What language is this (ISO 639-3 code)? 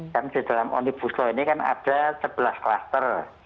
ind